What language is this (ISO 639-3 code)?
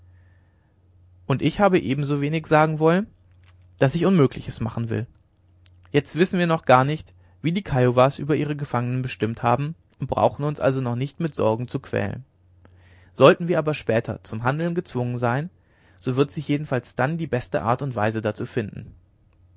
deu